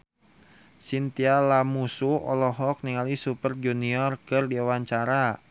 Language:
Sundanese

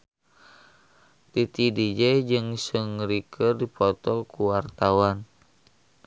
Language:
Sundanese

